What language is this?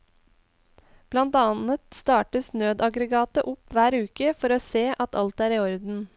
Norwegian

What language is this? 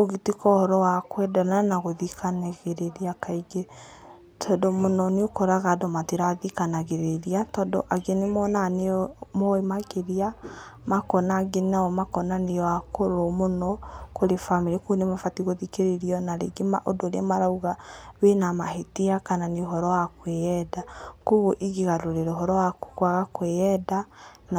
Kikuyu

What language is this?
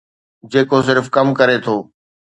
Sindhi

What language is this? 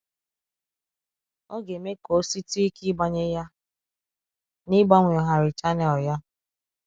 Igbo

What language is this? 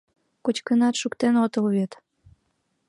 Mari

